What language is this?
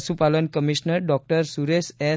Gujarati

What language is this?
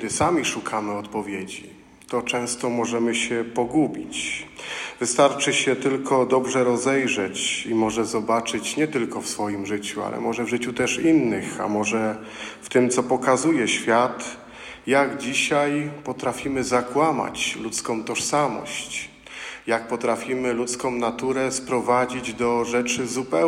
Polish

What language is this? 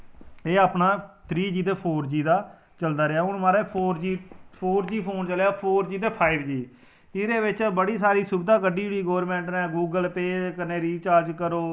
Dogri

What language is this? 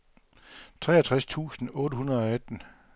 Danish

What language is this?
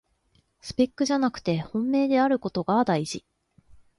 Japanese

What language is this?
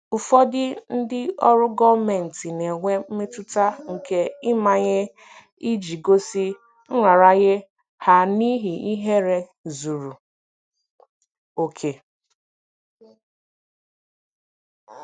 Igbo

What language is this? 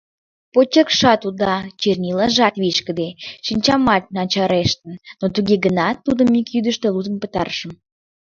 Mari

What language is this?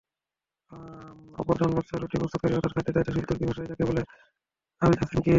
Bangla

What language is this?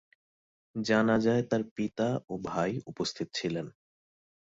Bangla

